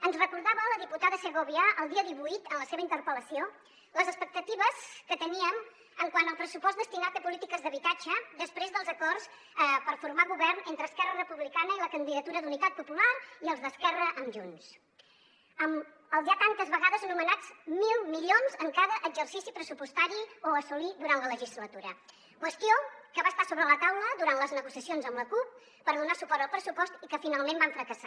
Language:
Catalan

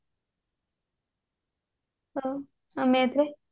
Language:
Odia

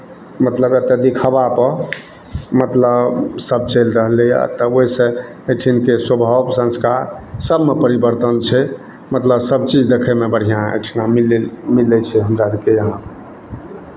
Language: Maithili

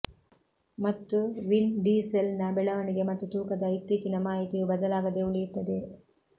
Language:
Kannada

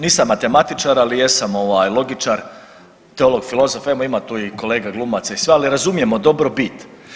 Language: Croatian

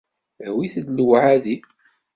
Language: Kabyle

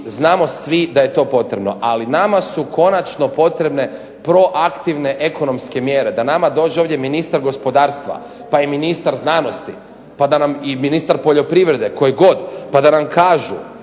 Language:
Croatian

